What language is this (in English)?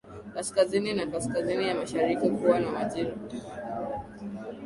Swahili